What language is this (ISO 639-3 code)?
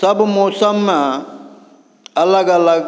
mai